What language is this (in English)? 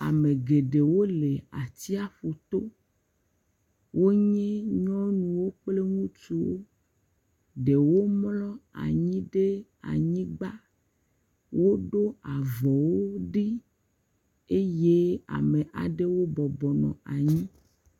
Ewe